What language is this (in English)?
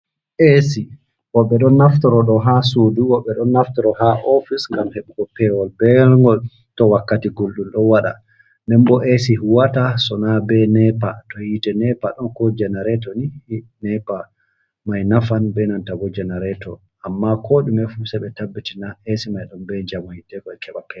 Fula